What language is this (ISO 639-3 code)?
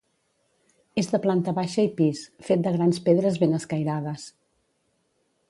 cat